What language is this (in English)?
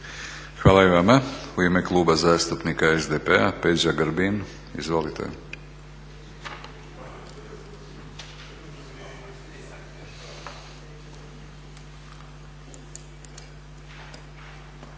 Croatian